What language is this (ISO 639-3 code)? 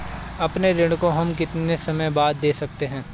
hin